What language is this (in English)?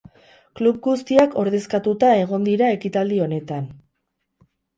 Basque